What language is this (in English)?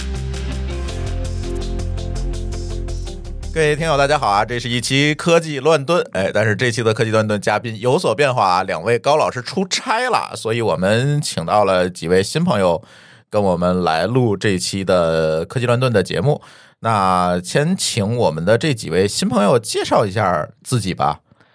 Chinese